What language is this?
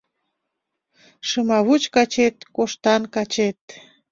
Mari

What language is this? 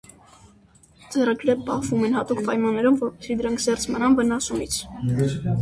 Armenian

